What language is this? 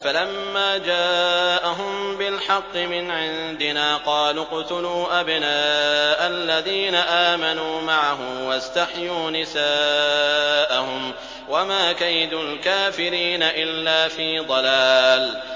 Arabic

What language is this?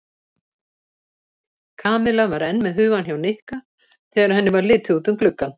Icelandic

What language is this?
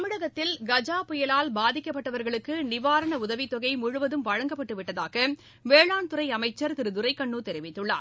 Tamil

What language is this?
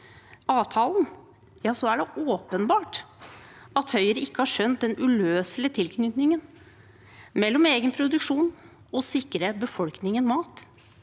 Norwegian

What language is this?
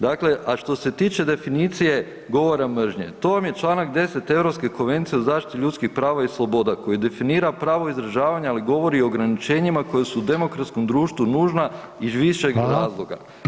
Croatian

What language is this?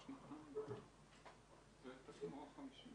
Hebrew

